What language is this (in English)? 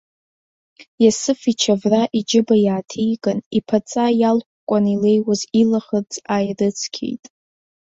Abkhazian